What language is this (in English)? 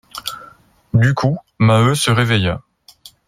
French